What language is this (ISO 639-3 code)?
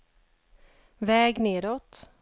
swe